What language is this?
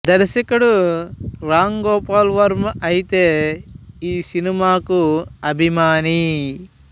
Telugu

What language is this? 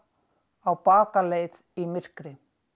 Icelandic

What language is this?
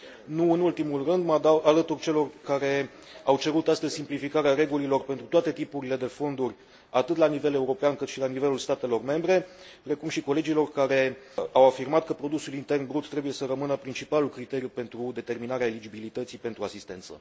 Romanian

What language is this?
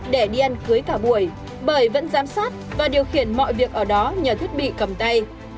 Vietnamese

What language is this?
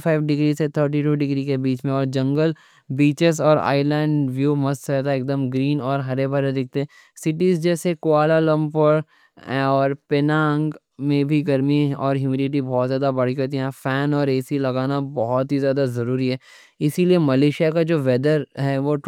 Deccan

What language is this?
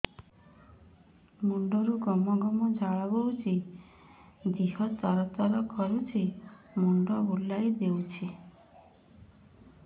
Odia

